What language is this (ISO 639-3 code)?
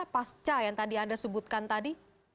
ind